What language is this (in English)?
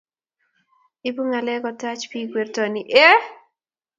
Kalenjin